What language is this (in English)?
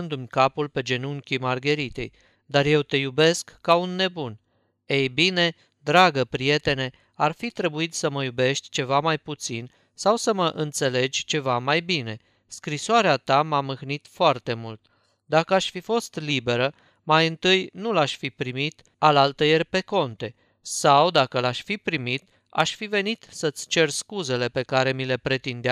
Romanian